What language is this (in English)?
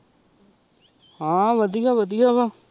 Punjabi